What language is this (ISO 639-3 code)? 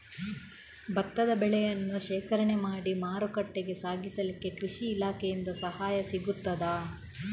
kan